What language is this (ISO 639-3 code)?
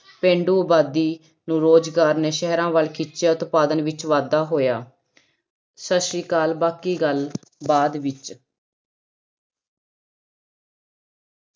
pan